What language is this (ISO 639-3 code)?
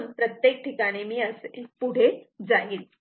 mar